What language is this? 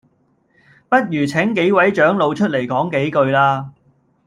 Cantonese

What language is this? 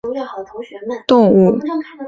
Chinese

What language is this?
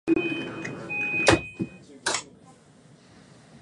Japanese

